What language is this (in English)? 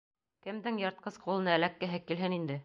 Bashkir